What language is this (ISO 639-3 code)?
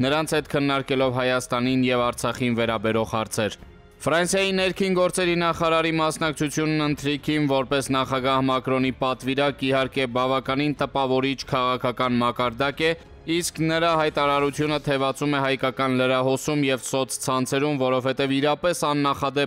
ron